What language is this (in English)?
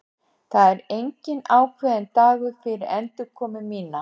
Icelandic